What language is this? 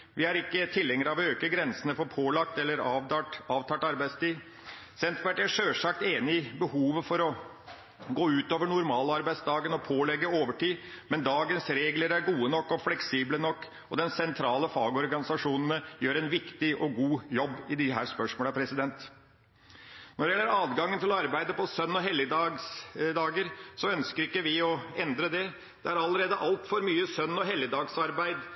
Norwegian Bokmål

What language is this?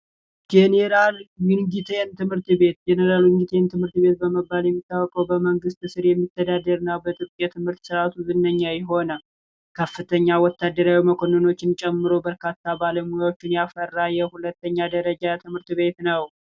Amharic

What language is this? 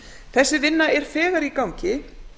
Icelandic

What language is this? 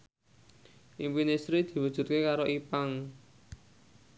Javanese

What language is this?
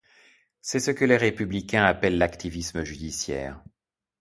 French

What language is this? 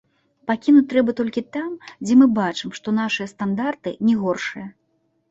Belarusian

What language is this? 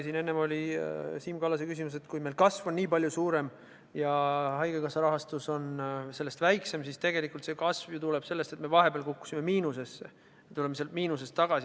Estonian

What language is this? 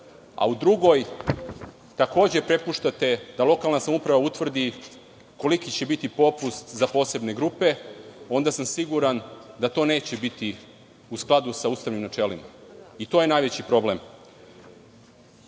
Serbian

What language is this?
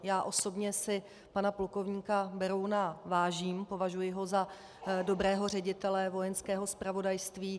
Czech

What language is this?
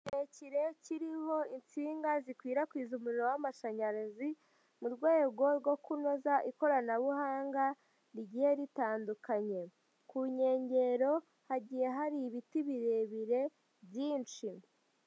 Kinyarwanda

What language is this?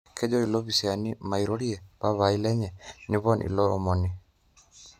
Masai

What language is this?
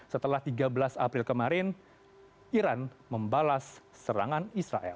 Indonesian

